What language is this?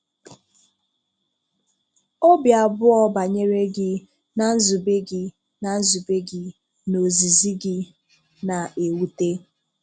Igbo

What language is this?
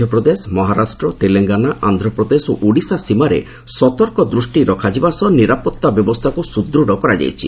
Odia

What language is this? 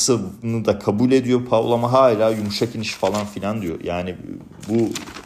Turkish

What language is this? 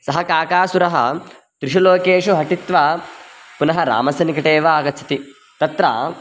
Sanskrit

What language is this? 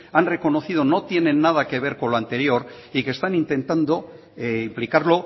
Spanish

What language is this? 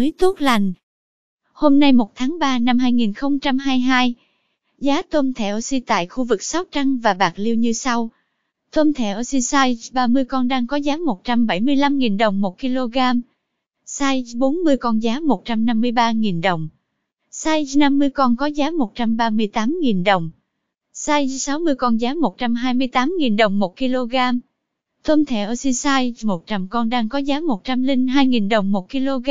Vietnamese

